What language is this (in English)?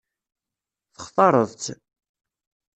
Kabyle